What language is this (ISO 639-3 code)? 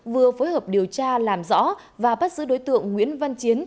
vie